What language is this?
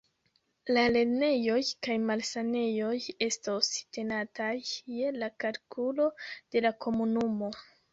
Esperanto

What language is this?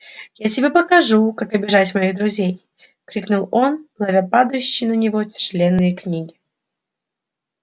Russian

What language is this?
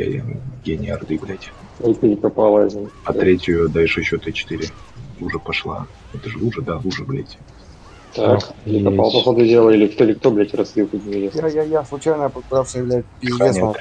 Russian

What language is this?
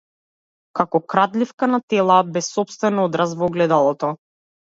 Macedonian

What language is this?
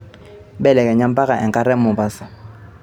Masai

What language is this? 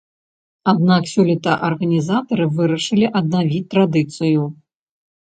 Belarusian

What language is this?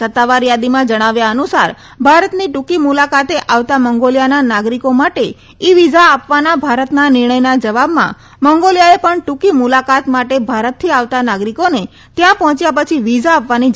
Gujarati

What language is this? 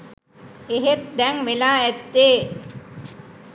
Sinhala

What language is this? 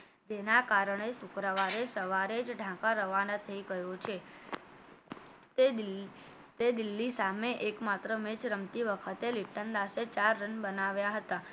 Gujarati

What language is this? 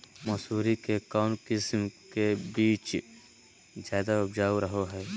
Magahi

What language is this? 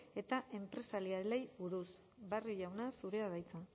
Basque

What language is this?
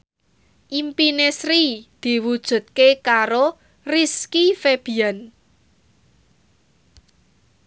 Javanese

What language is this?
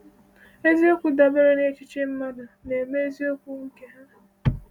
Igbo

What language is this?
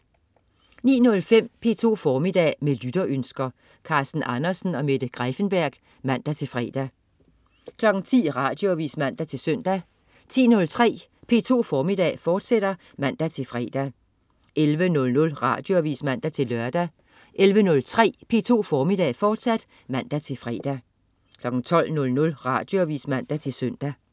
Danish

